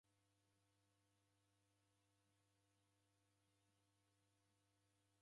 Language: Taita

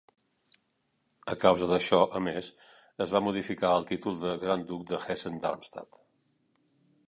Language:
Catalan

